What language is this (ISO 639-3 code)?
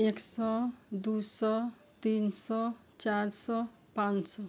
nep